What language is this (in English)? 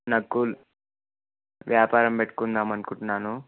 Telugu